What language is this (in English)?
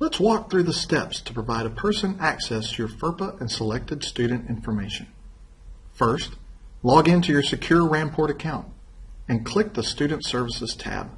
English